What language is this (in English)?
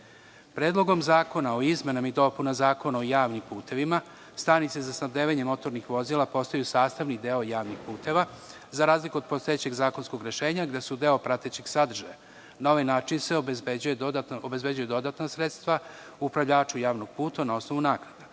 Serbian